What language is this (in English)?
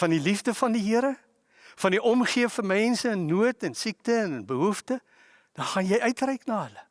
Dutch